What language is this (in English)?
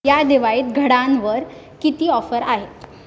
Marathi